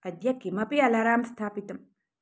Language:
Sanskrit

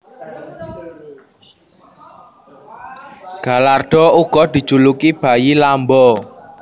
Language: Javanese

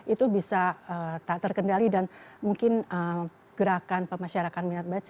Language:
Indonesian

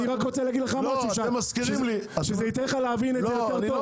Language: Hebrew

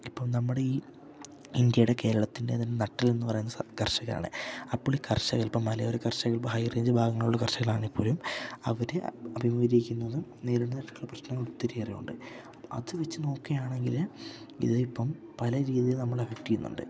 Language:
Malayalam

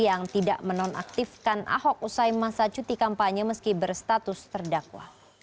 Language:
Indonesian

